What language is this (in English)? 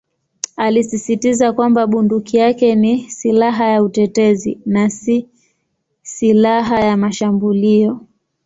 Swahili